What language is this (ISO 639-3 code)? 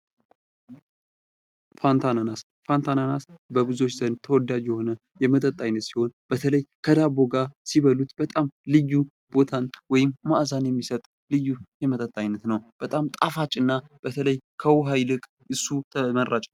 amh